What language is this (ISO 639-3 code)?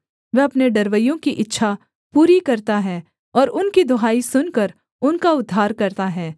hin